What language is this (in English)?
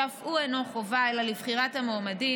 Hebrew